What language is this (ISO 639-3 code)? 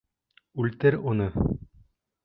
bak